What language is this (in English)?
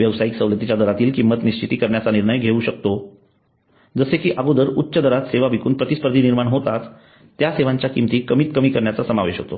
Marathi